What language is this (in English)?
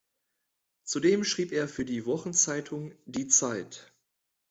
German